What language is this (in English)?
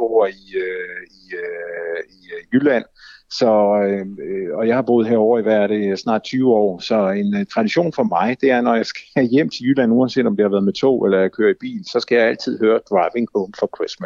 Danish